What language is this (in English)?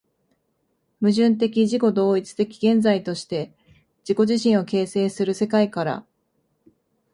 Japanese